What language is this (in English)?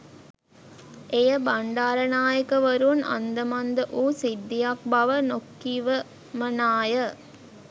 Sinhala